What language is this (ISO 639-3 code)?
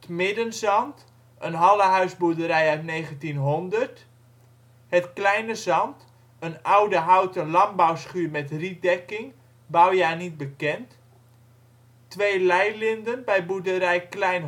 nld